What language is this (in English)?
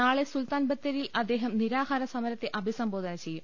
Malayalam